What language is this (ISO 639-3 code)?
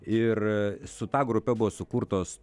lit